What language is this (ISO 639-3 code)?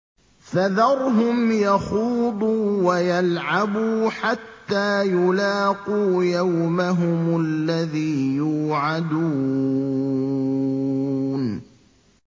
ara